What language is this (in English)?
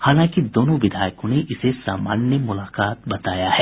Hindi